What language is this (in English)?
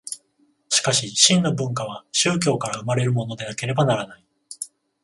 Japanese